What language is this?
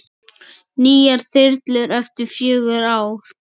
Icelandic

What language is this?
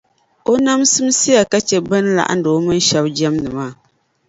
Dagbani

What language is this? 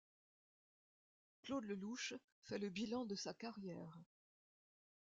French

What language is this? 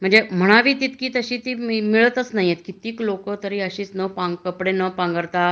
Marathi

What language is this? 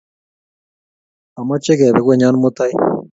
Kalenjin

